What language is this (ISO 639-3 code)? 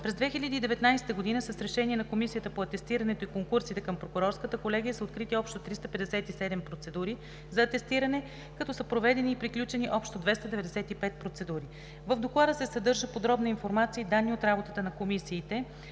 bul